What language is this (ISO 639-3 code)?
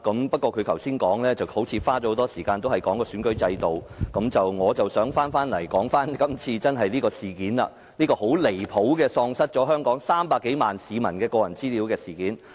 yue